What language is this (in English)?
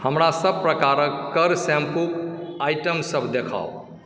Maithili